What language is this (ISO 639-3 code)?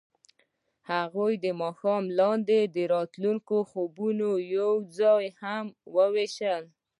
pus